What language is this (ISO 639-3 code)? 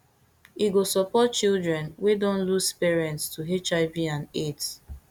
pcm